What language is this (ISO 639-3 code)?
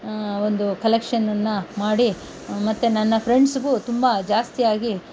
kan